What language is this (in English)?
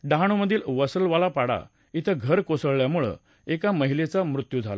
Marathi